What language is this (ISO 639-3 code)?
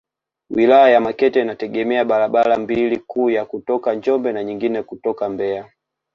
swa